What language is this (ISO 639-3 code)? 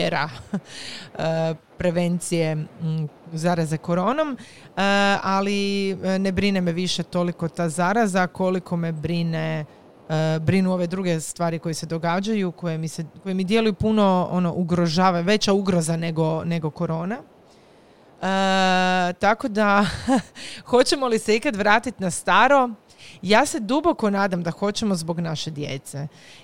hrv